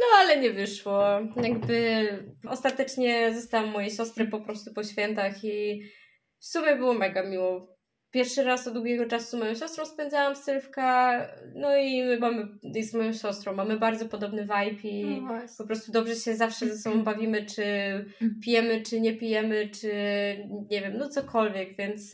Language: Polish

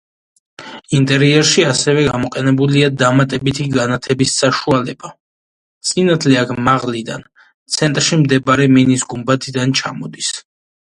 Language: Georgian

